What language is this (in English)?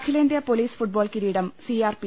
Malayalam